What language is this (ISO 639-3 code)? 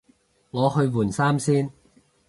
yue